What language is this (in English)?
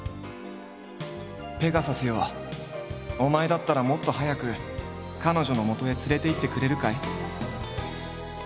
Japanese